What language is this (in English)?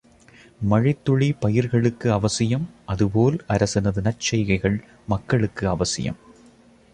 Tamil